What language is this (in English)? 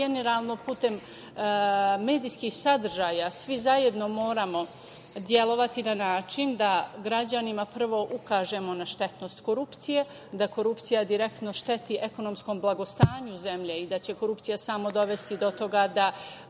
Serbian